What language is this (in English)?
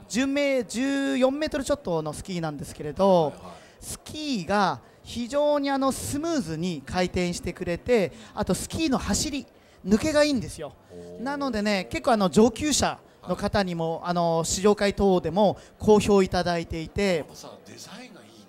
Japanese